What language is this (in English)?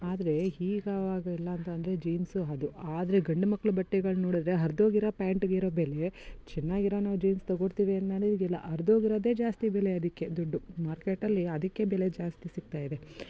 Kannada